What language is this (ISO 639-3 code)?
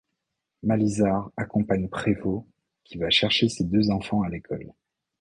fra